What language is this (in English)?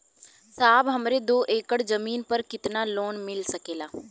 Bhojpuri